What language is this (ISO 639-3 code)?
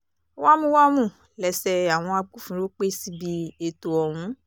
yor